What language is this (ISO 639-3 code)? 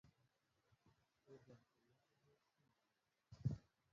mbo